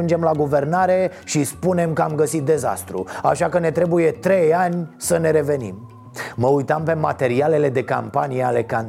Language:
Romanian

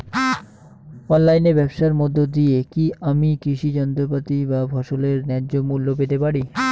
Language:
Bangla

